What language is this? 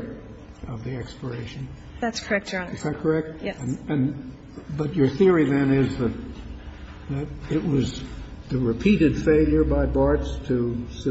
English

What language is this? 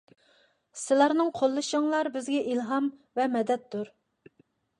Uyghur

